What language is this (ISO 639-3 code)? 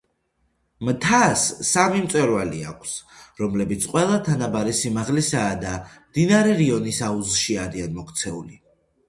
kat